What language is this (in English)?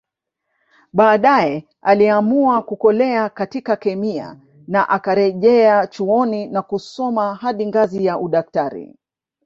Swahili